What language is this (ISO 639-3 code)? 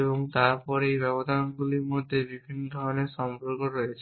ben